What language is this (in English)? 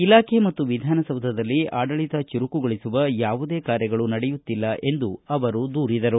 Kannada